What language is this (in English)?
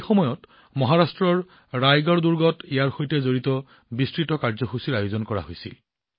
Assamese